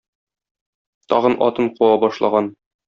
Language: Tatar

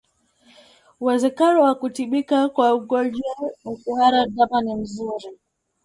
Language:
Swahili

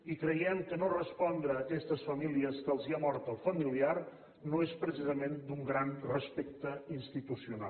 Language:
Catalan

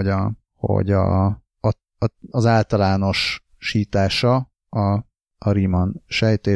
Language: Hungarian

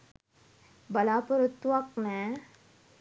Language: Sinhala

